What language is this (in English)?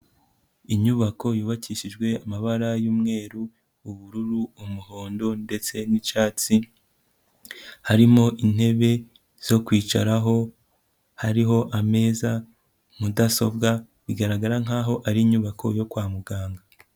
Kinyarwanda